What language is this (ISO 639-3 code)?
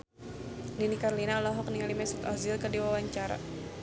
sun